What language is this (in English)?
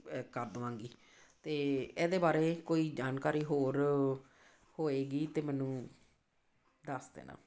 Punjabi